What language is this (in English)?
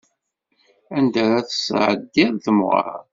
Kabyle